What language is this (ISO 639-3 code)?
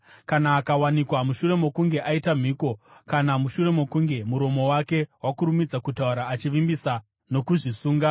sna